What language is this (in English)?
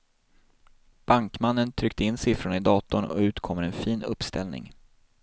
Swedish